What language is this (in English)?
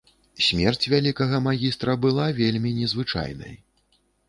Belarusian